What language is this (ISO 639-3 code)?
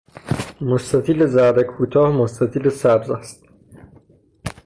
fas